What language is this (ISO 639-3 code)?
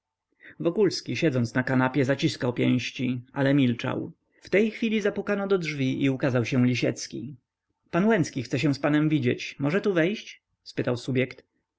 pol